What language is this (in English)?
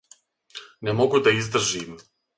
Serbian